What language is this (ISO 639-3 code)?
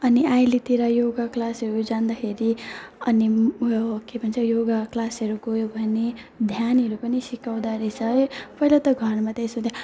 nep